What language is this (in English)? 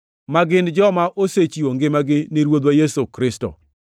Luo (Kenya and Tanzania)